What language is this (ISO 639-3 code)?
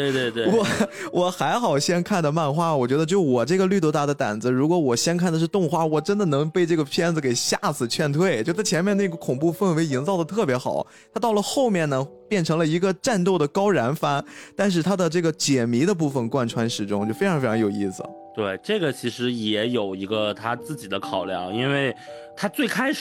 zho